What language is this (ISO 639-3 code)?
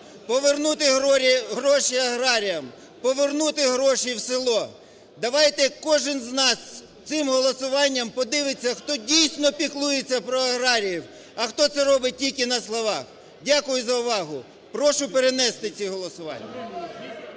ukr